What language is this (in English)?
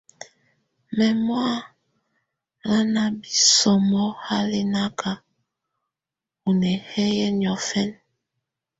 Tunen